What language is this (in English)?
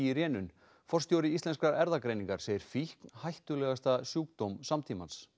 Icelandic